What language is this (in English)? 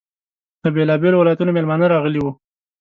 Pashto